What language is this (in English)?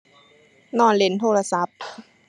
Thai